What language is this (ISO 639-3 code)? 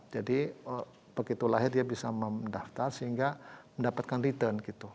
ind